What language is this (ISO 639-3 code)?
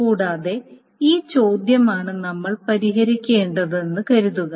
mal